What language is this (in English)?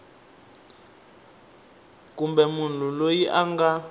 Tsonga